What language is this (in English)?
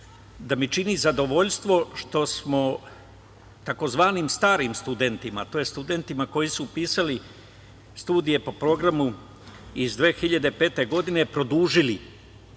Serbian